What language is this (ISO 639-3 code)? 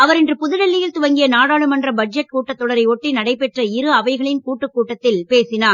tam